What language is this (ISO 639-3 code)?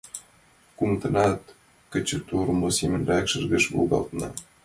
chm